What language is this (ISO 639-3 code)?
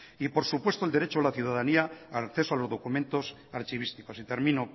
spa